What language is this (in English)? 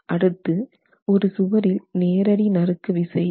Tamil